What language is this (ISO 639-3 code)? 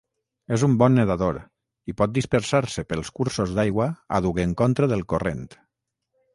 cat